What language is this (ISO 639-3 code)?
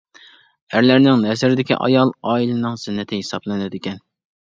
uig